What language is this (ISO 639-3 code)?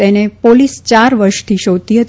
guj